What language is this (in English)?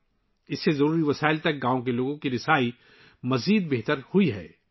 Urdu